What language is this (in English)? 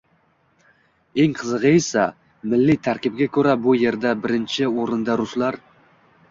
Uzbek